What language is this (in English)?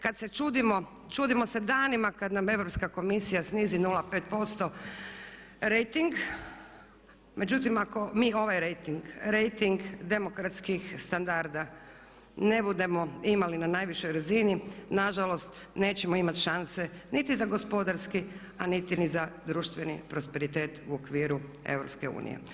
Croatian